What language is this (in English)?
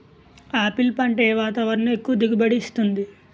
Telugu